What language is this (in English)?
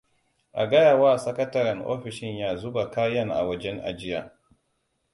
Hausa